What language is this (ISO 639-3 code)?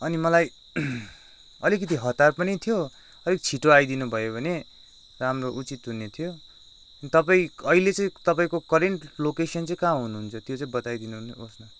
nep